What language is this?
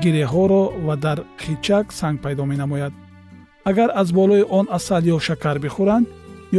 Persian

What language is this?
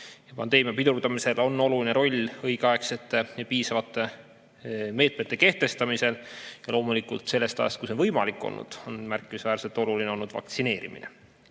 Estonian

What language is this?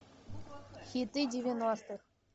Russian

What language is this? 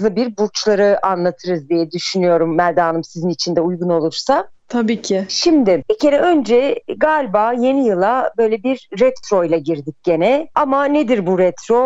Turkish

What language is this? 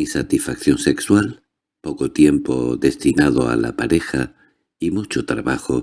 Spanish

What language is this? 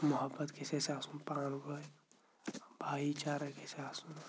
Kashmiri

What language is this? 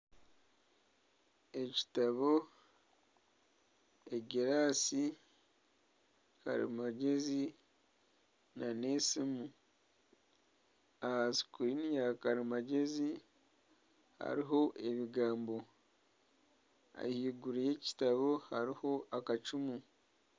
Nyankole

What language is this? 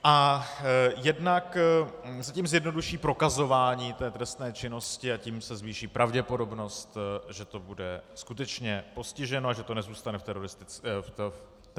Czech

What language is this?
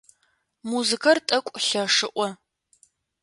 Adyghe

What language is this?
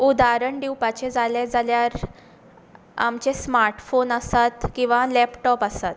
Konkani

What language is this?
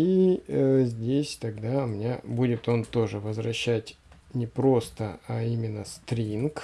Russian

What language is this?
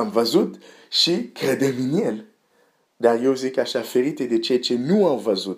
Romanian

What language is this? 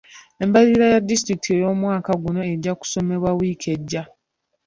Ganda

